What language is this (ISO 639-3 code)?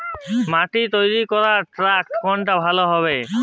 ben